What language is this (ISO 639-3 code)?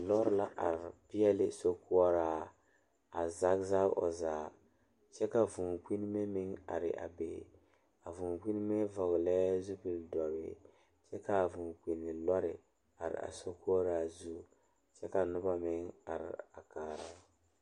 dga